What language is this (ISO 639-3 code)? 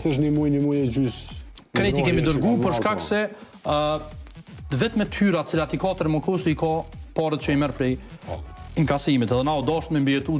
ron